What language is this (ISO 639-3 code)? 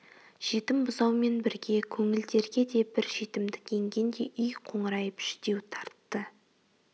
kaz